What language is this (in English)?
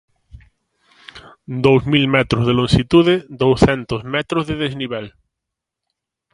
Galician